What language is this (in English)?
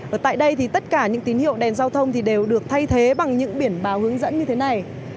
Vietnamese